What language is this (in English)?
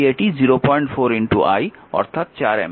Bangla